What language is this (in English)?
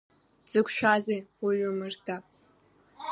Abkhazian